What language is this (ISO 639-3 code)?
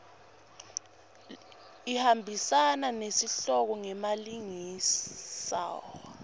ssw